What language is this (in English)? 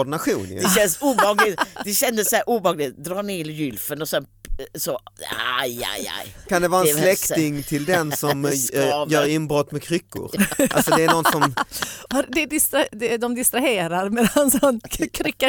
Swedish